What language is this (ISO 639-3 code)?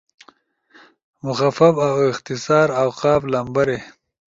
ush